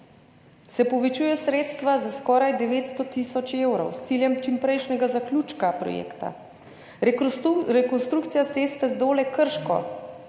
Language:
Slovenian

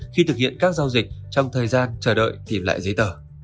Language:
Vietnamese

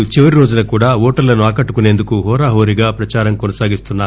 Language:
Telugu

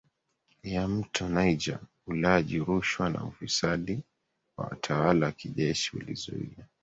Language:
Swahili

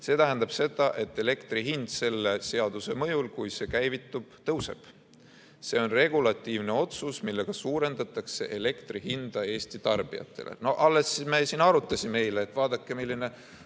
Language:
Estonian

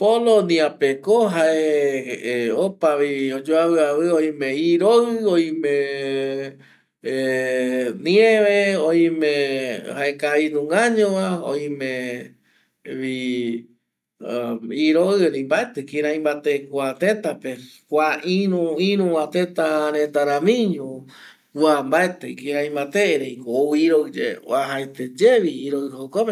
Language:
Eastern Bolivian Guaraní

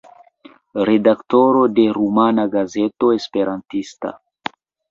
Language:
Esperanto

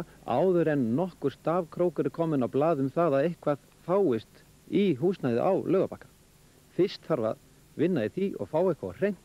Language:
Swedish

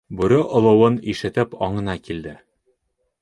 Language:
Bashkir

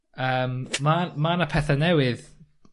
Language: Welsh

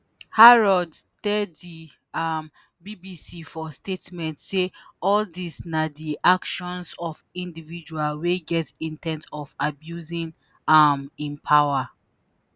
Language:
Nigerian Pidgin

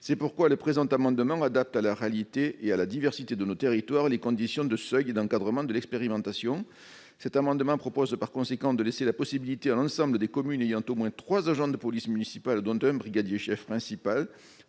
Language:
French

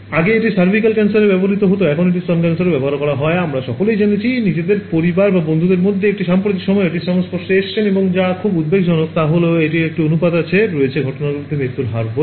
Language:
Bangla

